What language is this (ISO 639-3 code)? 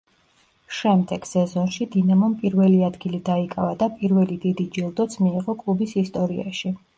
kat